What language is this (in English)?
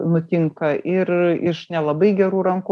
Lithuanian